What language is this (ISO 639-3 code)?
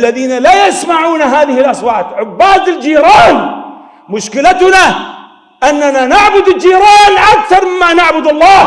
ara